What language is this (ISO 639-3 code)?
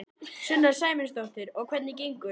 isl